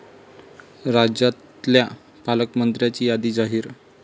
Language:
Marathi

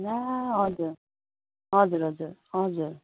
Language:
Nepali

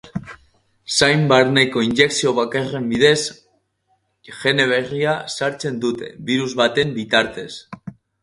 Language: Basque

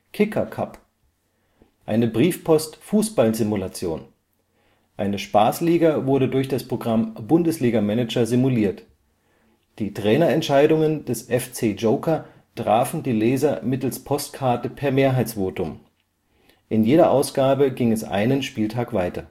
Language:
German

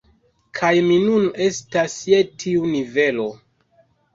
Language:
Esperanto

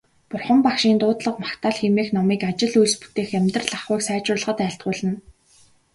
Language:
Mongolian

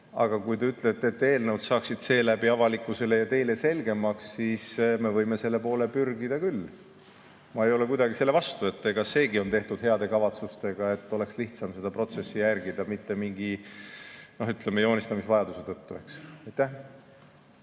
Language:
Estonian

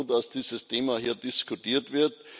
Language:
German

